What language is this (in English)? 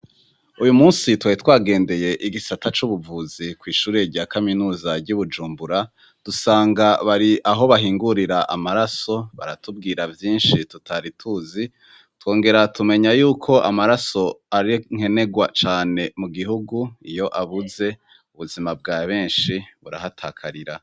Rundi